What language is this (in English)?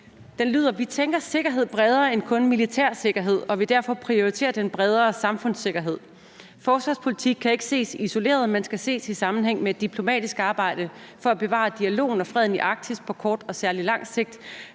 Danish